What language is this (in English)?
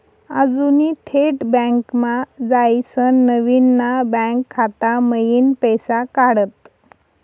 Marathi